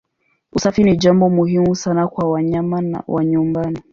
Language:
Swahili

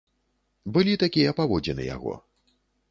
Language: Belarusian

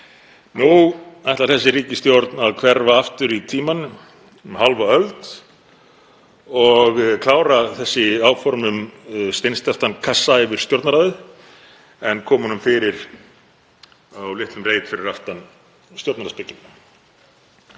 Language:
Icelandic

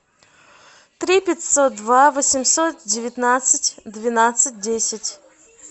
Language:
Russian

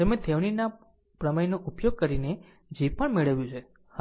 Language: Gujarati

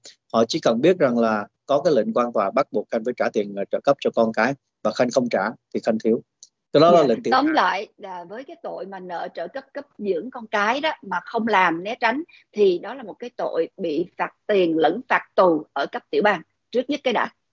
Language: Vietnamese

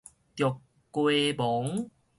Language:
Min Nan Chinese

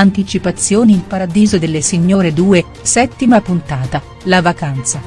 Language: Italian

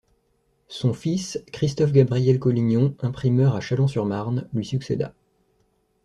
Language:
French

